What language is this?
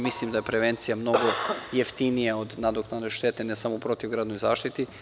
Serbian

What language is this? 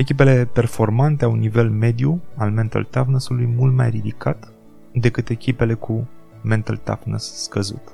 Romanian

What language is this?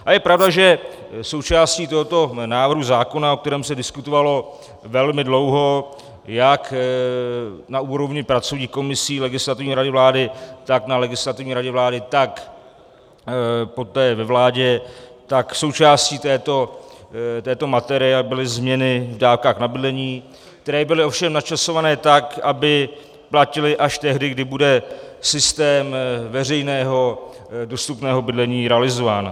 Czech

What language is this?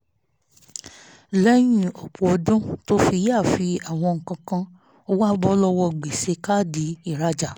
Yoruba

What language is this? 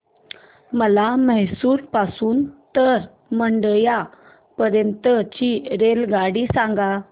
Marathi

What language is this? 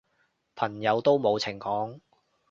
Cantonese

